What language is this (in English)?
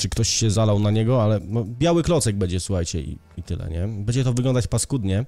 Polish